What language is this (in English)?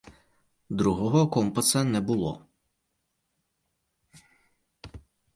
Ukrainian